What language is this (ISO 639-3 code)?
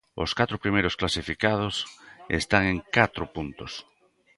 glg